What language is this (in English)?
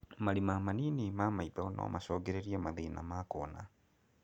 Kikuyu